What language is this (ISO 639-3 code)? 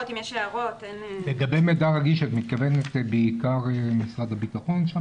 heb